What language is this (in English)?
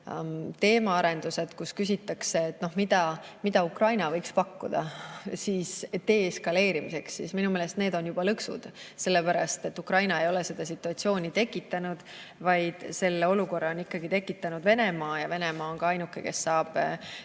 Estonian